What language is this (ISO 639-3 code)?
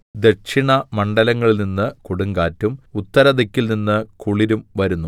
mal